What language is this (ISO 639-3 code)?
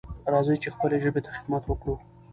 pus